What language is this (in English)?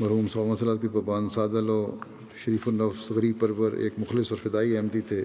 Urdu